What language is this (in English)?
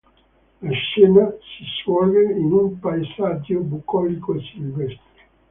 Italian